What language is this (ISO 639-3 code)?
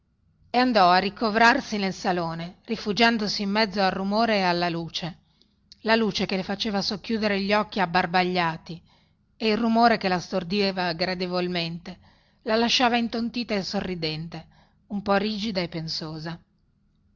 ita